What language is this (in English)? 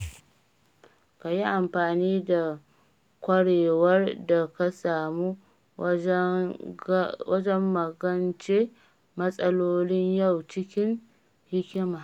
Hausa